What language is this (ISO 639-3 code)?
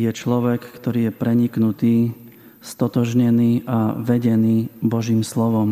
slk